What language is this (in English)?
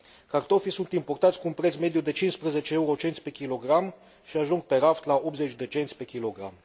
Romanian